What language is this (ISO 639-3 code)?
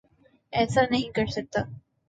urd